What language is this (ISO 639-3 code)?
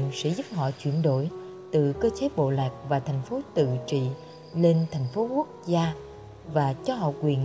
vie